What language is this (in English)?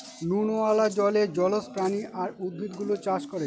Bangla